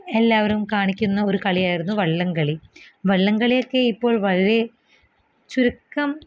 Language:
Malayalam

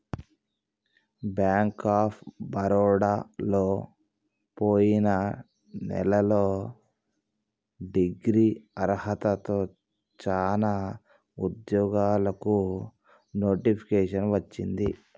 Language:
Telugu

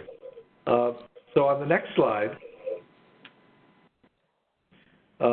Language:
English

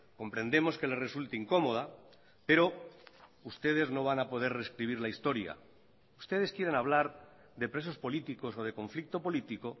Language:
Spanish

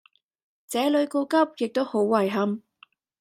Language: Cantonese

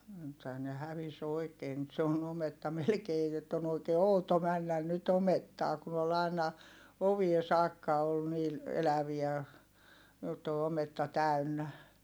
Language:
Finnish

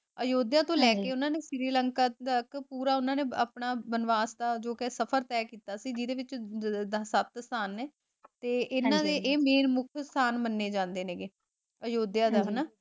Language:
Punjabi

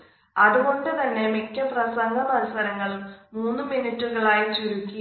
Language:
Malayalam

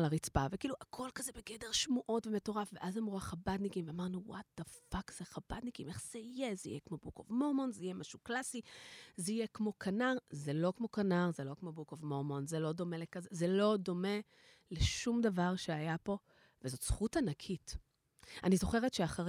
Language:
Hebrew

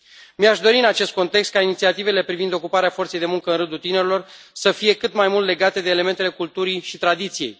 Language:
Romanian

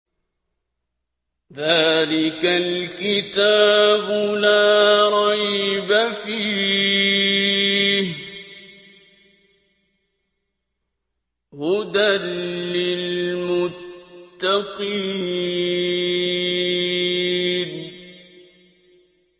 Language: Arabic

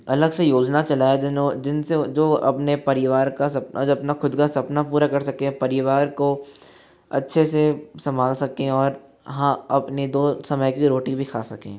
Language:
Hindi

